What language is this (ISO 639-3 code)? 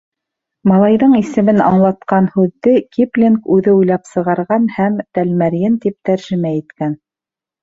bak